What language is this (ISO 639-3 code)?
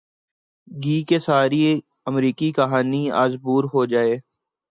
urd